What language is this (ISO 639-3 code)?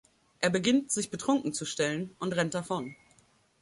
deu